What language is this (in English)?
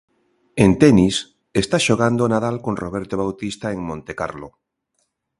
Galician